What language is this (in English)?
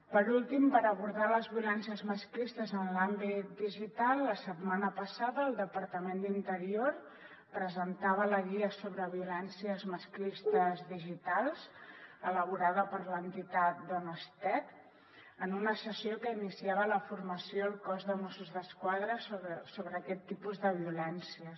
Catalan